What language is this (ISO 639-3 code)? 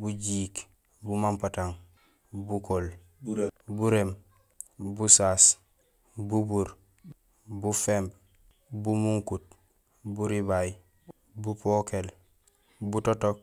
gsl